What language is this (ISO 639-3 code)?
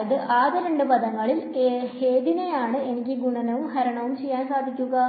mal